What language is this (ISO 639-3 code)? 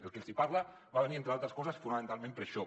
cat